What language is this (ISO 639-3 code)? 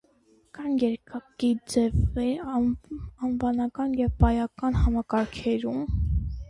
hye